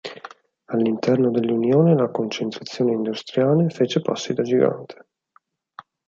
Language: Italian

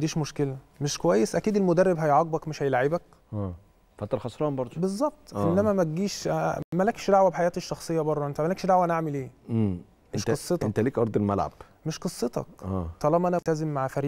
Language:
Arabic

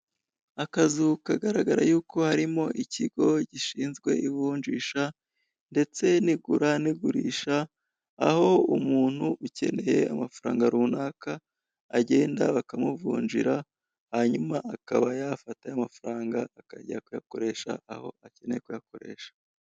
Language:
Kinyarwanda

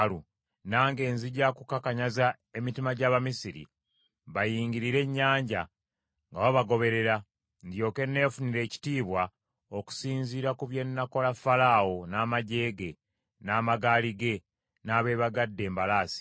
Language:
Ganda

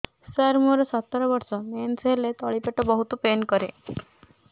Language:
Odia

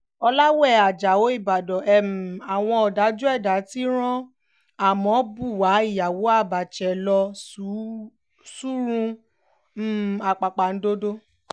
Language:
Yoruba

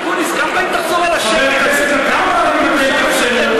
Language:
Hebrew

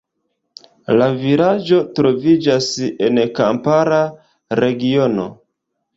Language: Esperanto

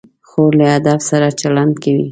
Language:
Pashto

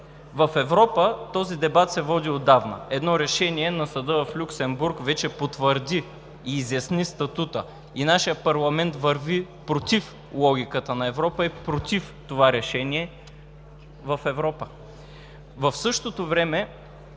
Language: Bulgarian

